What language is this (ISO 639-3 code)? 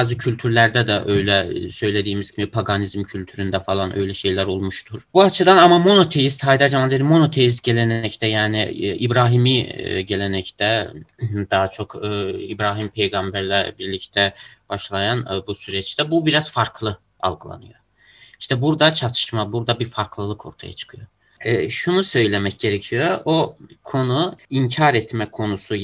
tur